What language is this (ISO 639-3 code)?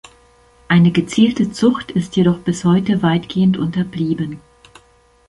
deu